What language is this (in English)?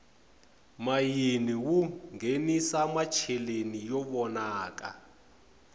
Tsonga